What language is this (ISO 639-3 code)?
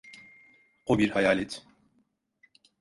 tur